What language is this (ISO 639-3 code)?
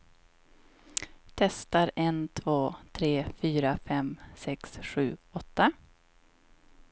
swe